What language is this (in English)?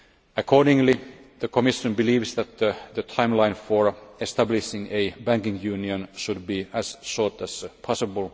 English